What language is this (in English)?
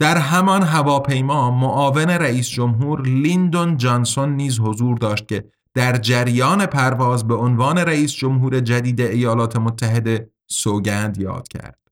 Persian